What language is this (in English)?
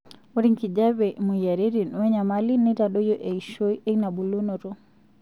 Masai